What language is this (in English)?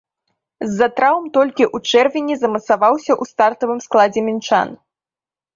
Belarusian